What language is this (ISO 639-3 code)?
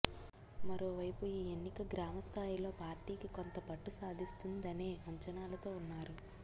tel